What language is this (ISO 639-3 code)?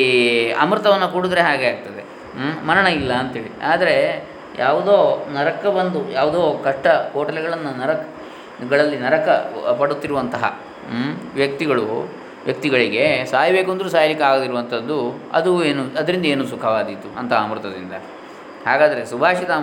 kan